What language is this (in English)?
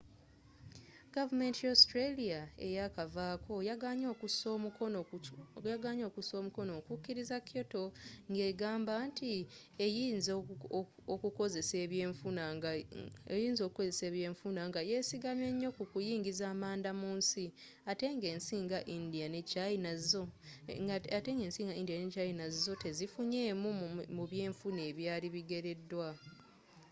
Ganda